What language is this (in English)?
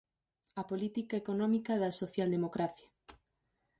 Galician